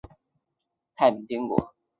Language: Chinese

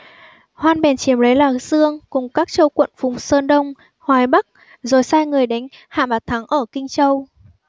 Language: Vietnamese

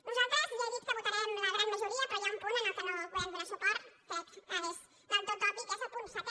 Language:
Catalan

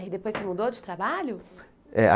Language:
Portuguese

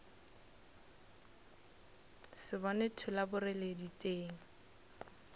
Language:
Northern Sotho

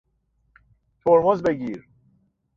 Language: Persian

